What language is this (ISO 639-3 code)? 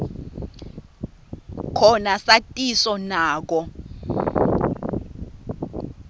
ssw